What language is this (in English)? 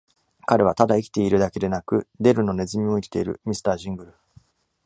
Japanese